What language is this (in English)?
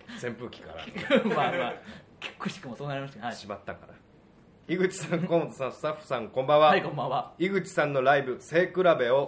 Japanese